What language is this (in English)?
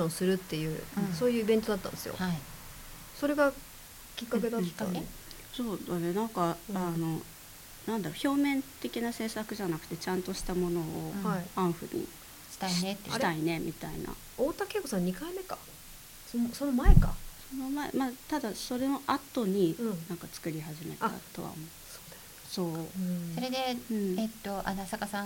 Japanese